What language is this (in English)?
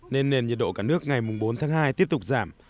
Vietnamese